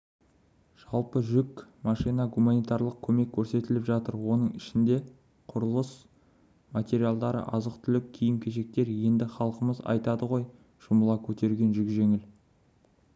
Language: Kazakh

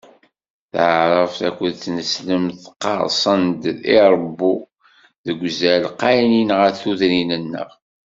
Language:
Kabyle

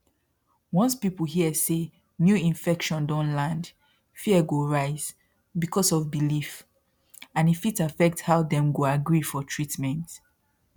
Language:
Nigerian Pidgin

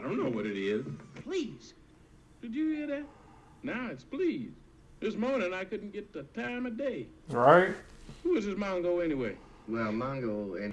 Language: English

